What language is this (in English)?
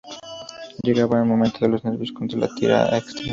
Spanish